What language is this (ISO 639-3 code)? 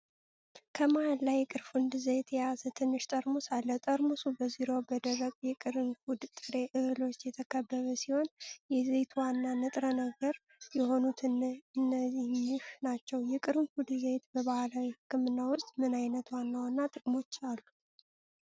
amh